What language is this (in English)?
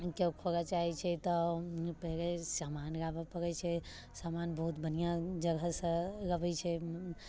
Maithili